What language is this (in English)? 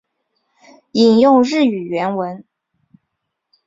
Chinese